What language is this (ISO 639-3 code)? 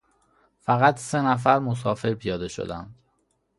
fas